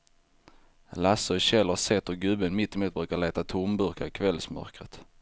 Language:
Swedish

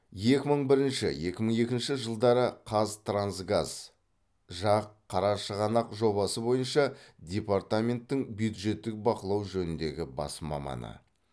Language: Kazakh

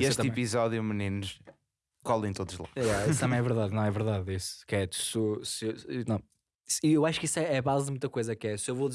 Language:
Portuguese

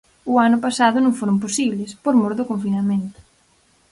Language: Galician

